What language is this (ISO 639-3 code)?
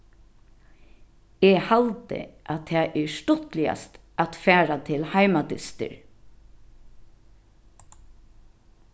fao